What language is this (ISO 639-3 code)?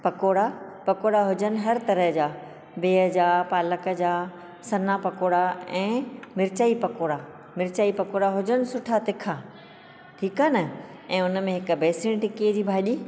snd